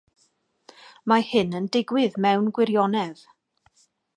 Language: Welsh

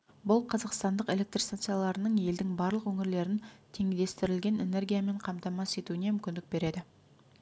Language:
Kazakh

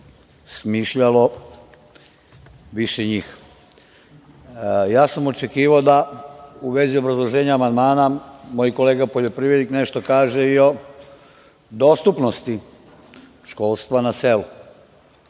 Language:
Serbian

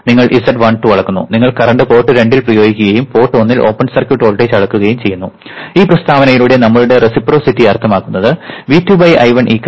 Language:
Malayalam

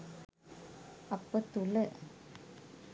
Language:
Sinhala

